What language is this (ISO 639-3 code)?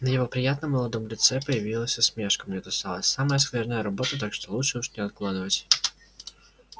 rus